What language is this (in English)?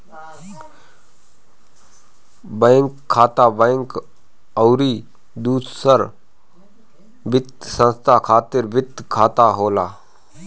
Bhojpuri